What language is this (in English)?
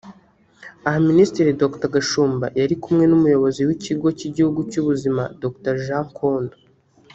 Kinyarwanda